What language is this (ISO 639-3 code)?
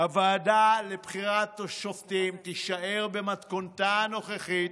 heb